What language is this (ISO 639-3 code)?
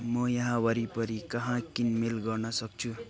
nep